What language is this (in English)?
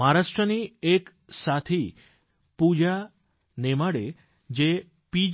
Gujarati